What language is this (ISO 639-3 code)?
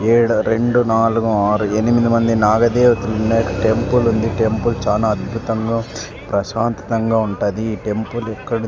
tel